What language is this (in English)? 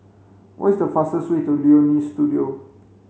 English